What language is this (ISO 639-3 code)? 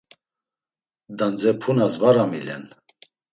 lzz